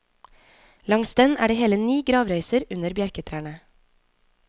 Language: Norwegian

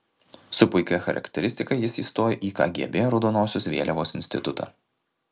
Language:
Lithuanian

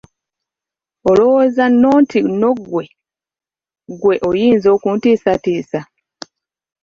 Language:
Ganda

